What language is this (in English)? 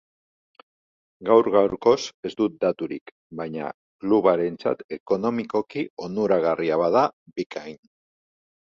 Basque